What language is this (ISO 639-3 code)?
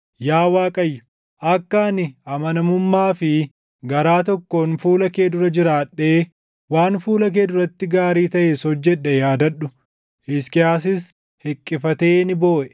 orm